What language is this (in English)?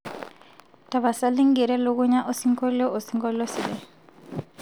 Masai